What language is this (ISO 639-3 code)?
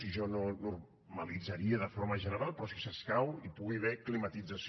cat